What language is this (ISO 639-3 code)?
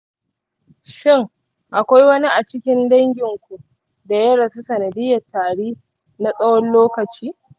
hau